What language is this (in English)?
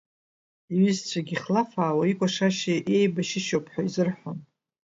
Abkhazian